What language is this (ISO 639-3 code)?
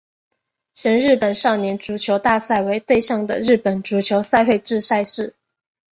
zho